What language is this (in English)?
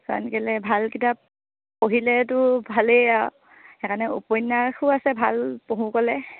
Assamese